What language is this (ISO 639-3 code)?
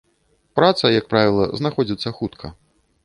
bel